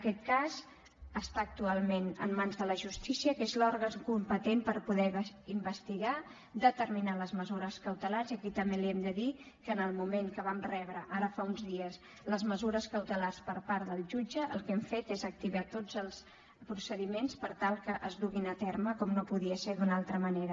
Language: Catalan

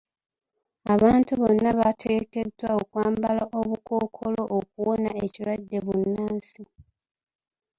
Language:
Ganda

